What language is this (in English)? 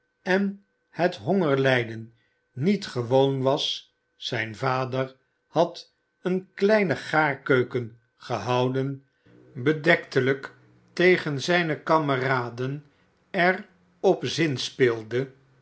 Dutch